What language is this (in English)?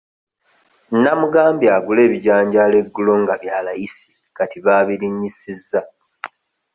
Ganda